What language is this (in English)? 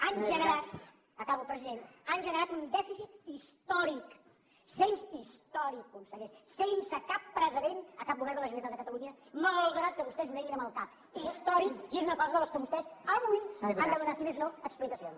Catalan